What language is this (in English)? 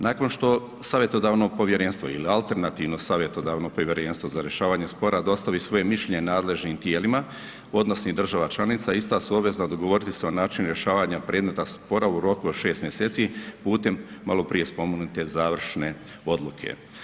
Croatian